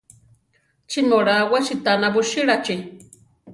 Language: Central Tarahumara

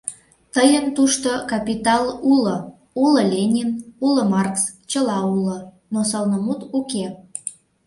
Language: Mari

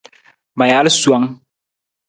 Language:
Nawdm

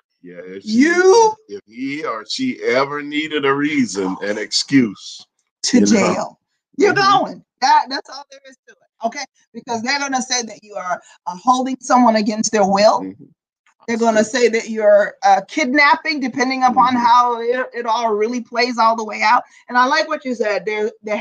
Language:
English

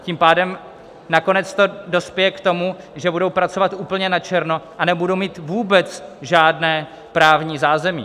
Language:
Czech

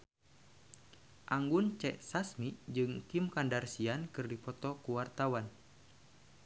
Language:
Sundanese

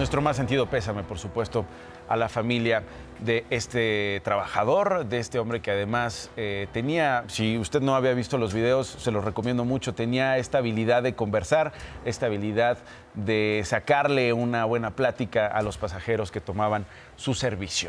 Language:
Spanish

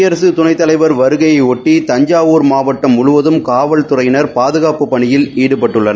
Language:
Tamil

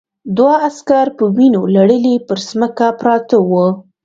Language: Pashto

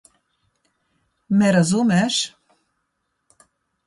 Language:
Slovenian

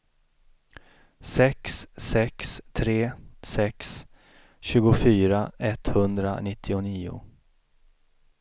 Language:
Swedish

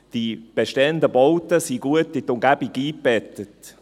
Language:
Swiss German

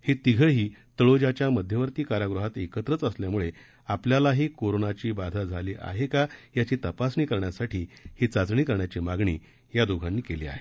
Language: Marathi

